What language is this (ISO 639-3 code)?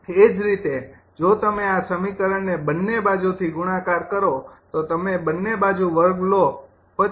guj